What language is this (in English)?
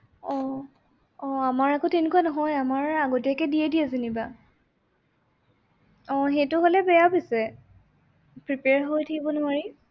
Assamese